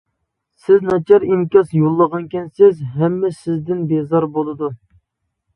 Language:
Uyghur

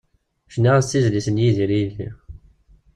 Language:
Kabyle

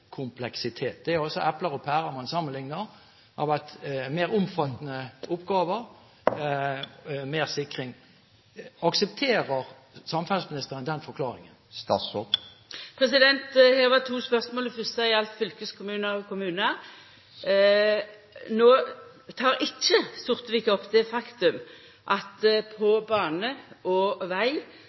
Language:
Norwegian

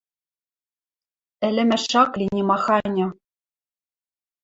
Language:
Western Mari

